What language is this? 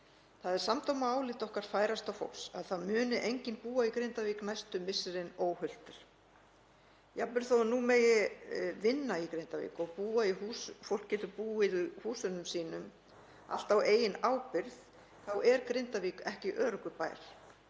Icelandic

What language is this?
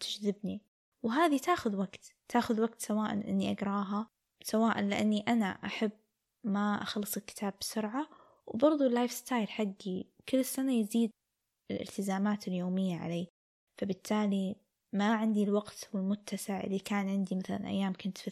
Arabic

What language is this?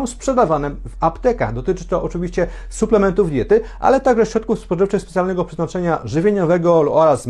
Polish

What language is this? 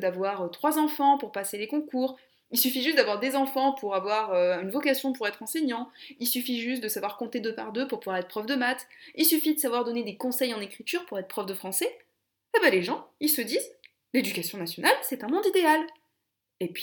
French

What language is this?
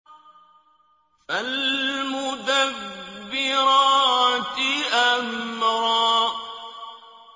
Arabic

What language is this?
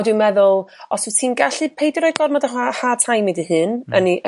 Welsh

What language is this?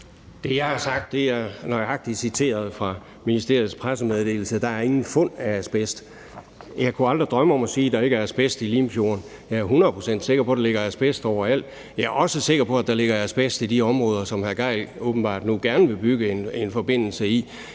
Danish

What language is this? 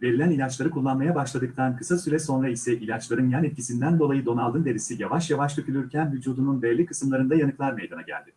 Turkish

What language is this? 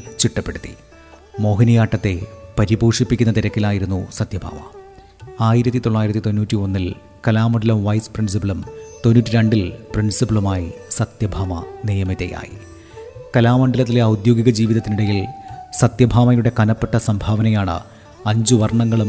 Malayalam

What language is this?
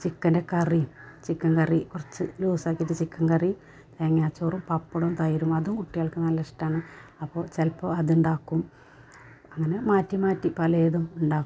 Malayalam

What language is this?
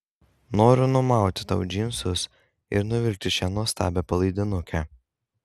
Lithuanian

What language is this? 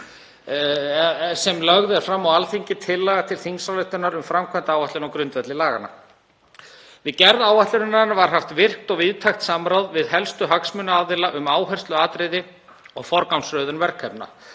Icelandic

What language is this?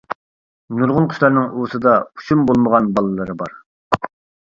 Uyghur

